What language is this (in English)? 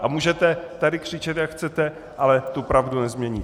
Czech